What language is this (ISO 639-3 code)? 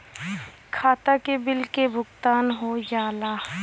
bho